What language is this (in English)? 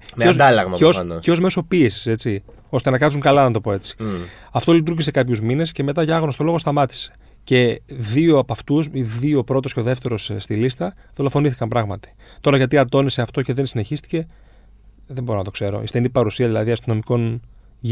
Greek